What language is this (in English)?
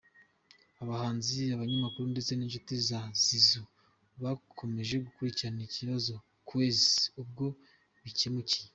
Kinyarwanda